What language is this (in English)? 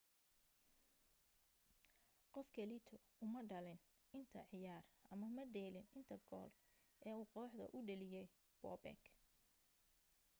Somali